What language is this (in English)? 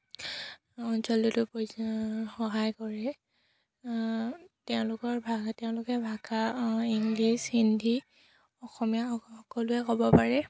Assamese